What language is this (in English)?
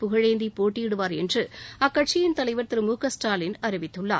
Tamil